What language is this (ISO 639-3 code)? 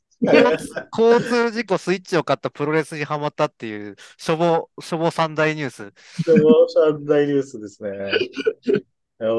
jpn